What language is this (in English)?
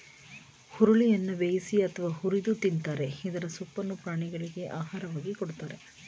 Kannada